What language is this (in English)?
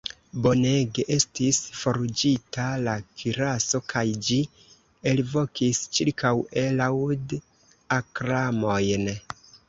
Esperanto